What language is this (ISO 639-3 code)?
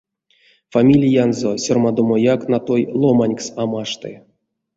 myv